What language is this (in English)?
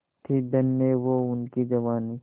Hindi